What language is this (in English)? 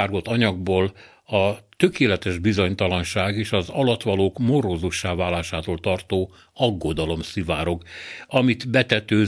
Hungarian